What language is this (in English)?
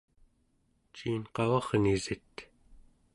Central Yupik